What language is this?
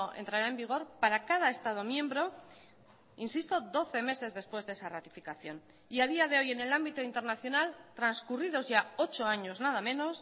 Spanish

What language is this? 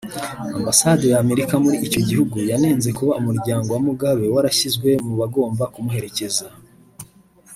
Kinyarwanda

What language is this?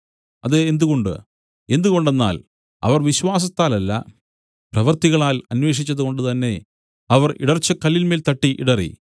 Malayalam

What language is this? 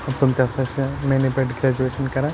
Kashmiri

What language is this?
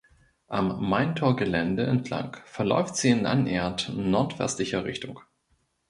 German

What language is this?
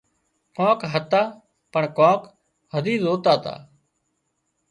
Wadiyara Koli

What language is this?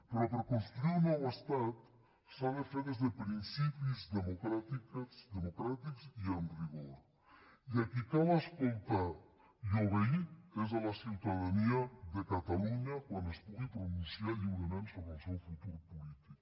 Catalan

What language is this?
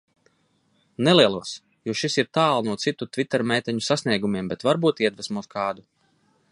Latvian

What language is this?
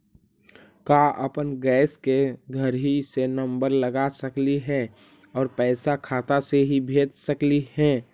Magahi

